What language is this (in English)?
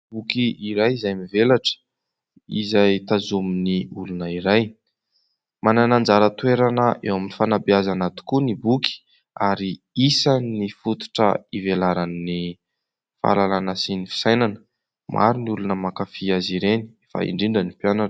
Malagasy